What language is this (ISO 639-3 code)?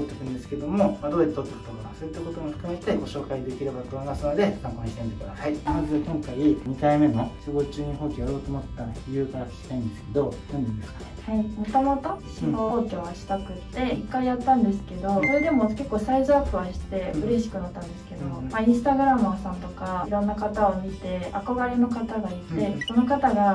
jpn